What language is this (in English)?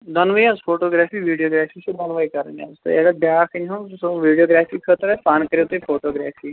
Kashmiri